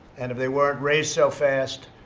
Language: English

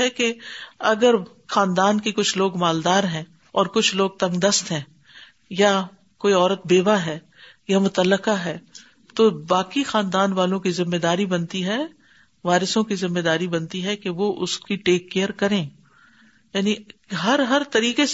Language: Urdu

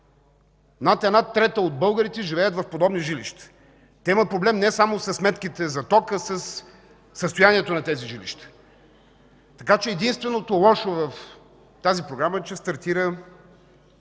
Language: Bulgarian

